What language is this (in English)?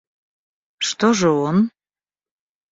Russian